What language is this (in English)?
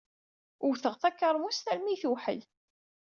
Kabyle